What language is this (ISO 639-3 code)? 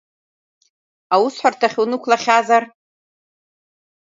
abk